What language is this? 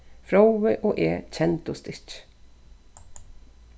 Faroese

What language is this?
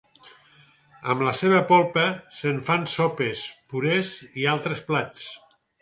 Catalan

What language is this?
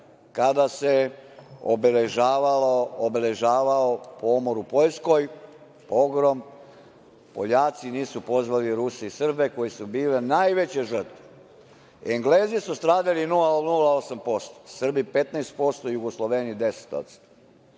Serbian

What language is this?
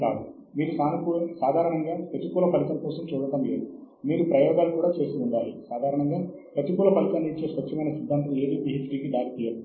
Telugu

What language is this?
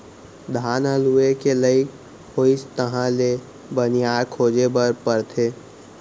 Chhattisgarhi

